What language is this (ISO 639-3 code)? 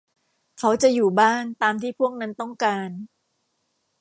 tha